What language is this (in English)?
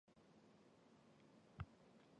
Chinese